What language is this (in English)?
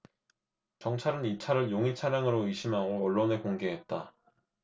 Korean